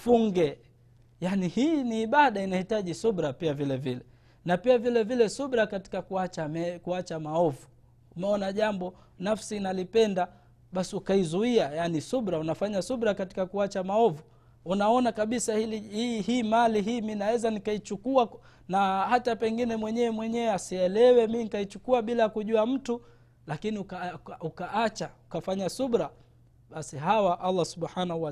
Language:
Swahili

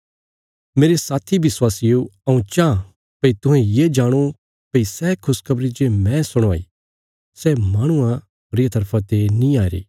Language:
Bilaspuri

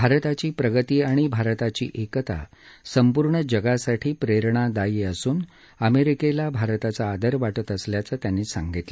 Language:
Marathi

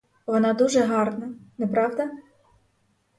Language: Ukrainian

